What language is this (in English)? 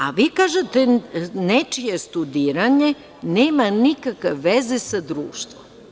Serbian